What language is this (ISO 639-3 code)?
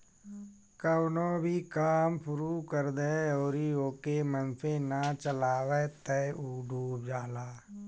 bho